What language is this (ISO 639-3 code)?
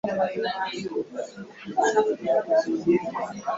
lug